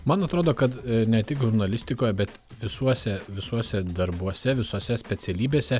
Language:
Lithuanian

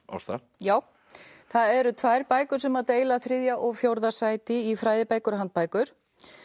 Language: Icelandic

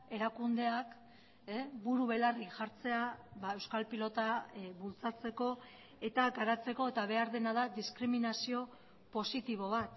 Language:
Basque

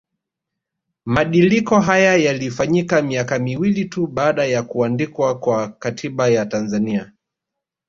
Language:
Swahili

